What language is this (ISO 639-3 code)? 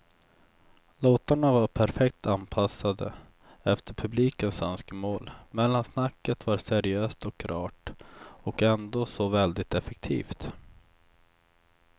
swe